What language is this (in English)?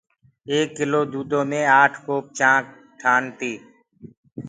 Gurgula